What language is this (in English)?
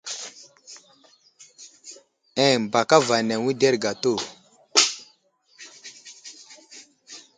Wuzlam